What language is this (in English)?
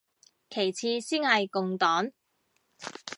Cantonese